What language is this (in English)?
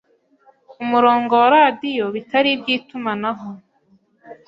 Kinyarwanda